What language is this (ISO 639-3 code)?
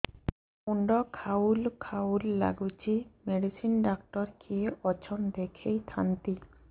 ori